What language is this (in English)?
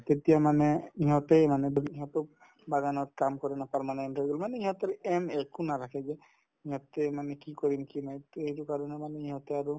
Assamese